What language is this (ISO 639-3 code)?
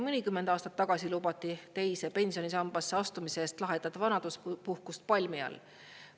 est